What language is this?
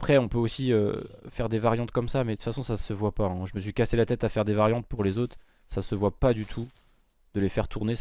French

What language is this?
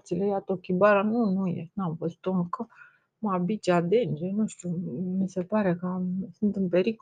Romanian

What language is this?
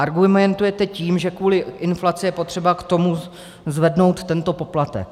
Czech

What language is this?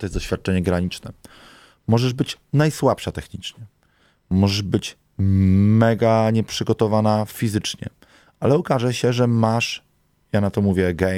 Polish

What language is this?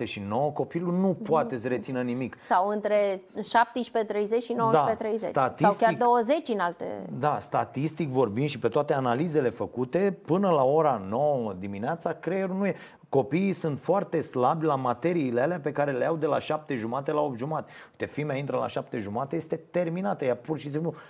Romanian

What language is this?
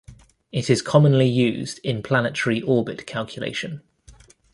English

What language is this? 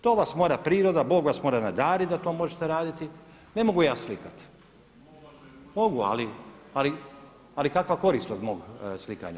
Croatian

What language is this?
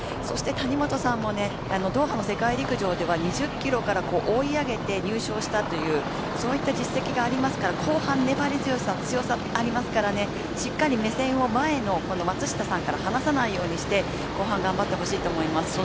Japanese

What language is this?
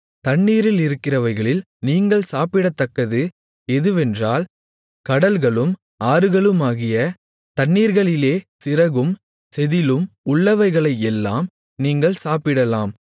Tamil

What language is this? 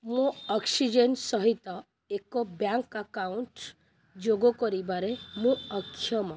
Odia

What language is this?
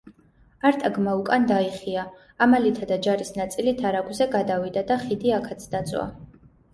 Georgian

